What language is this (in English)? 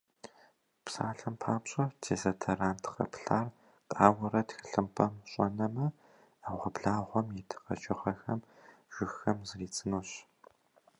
Kabardian